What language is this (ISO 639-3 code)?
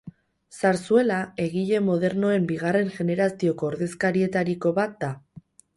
eus